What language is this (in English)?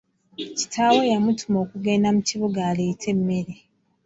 Ganda